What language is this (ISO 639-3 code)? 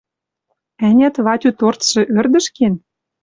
mrj